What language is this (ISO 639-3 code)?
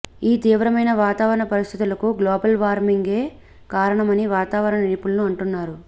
tel